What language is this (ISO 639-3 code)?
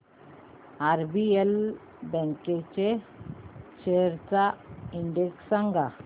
mar